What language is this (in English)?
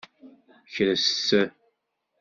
Kabyle